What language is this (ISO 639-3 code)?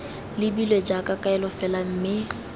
tsn